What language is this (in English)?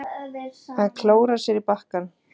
Icelandic